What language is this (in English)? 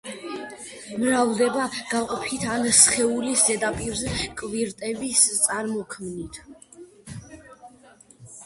Georgian